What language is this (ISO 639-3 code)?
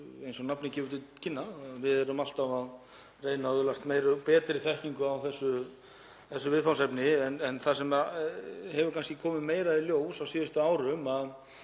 isl